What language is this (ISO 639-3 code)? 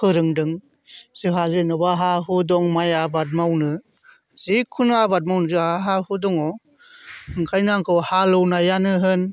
brx